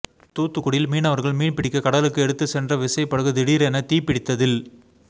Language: Tamil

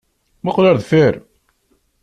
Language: Kabyle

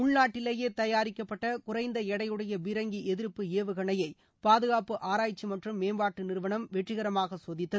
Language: Tamil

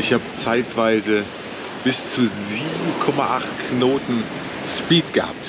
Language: German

